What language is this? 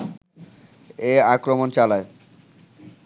Bangla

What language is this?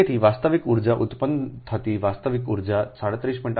Gujarati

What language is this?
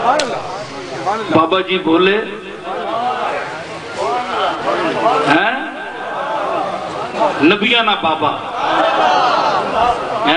Arabic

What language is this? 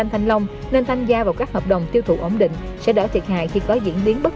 Vietnamese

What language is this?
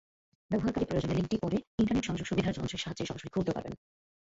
Bangla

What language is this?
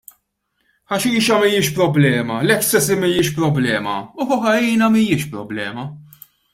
Maltese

